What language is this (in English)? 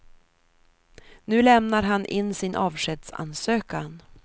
Swedish